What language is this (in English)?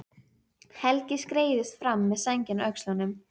Icelandic